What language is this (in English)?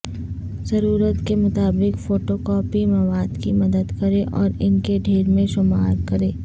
Urdu